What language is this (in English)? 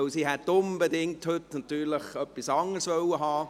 Swiss German